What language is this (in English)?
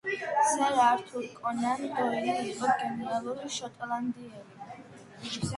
Georgian